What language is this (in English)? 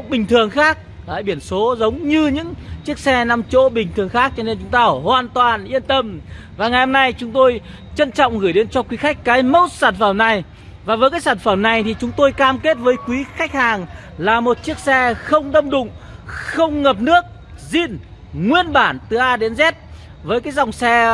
Vietnamese